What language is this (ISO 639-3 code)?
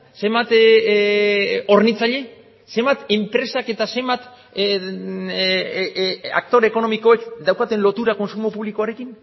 eus